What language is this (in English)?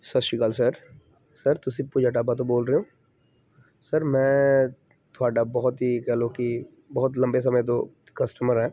Punjabi